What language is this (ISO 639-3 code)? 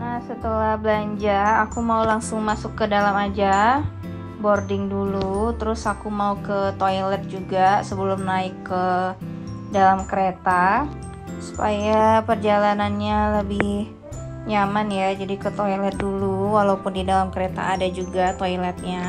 ind